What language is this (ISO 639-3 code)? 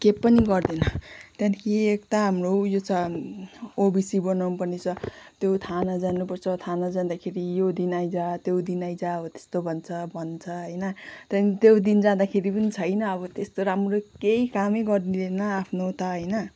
nep